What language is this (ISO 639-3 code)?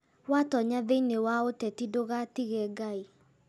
kik